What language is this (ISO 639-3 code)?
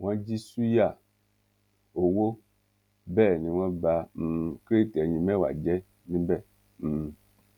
yor